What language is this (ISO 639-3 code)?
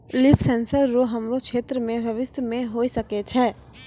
mai